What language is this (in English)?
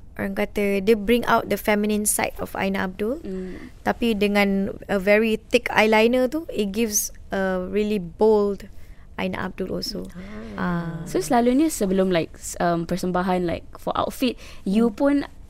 Malay